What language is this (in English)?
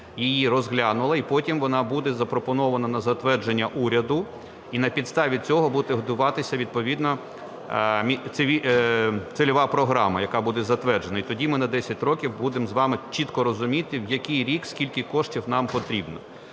Ukrainian